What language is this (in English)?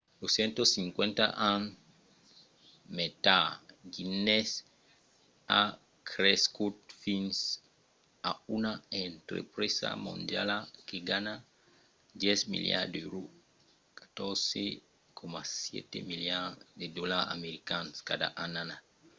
Occitan